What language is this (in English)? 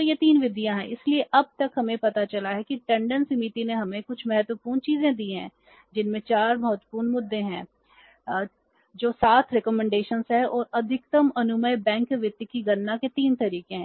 Hindi